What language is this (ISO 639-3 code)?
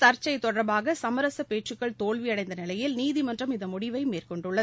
tam